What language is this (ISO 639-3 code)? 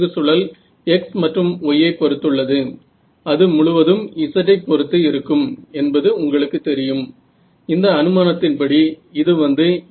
mar